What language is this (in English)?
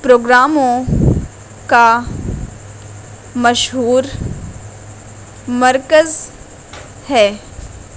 Urdu